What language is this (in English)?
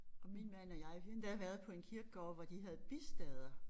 Danish